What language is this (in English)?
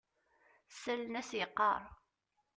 Kabyle